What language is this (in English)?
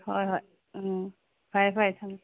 Manipuri